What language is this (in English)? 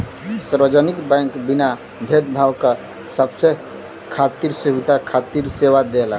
Bhojpuri